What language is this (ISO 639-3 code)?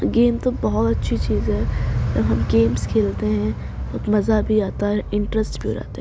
urd